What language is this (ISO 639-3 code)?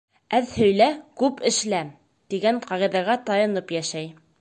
bak